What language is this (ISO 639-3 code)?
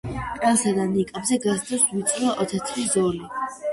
kat